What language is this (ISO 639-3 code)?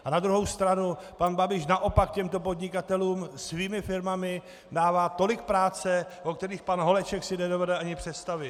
ces